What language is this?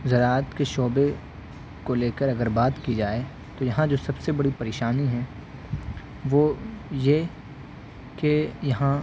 Urdu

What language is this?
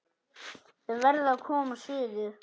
Icelandic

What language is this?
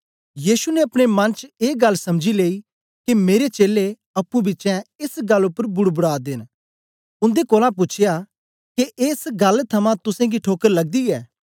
Dogri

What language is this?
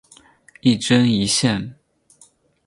Chinese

